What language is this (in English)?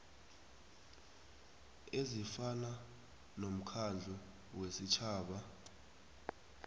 South Ndebele